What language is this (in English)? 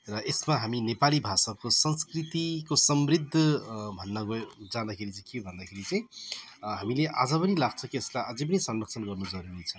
Nepali